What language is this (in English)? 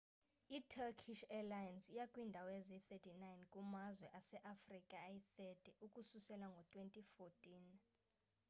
Xhosa